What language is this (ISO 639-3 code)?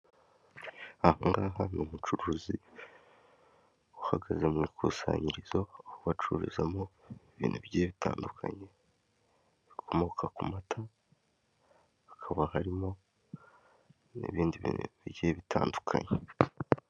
kin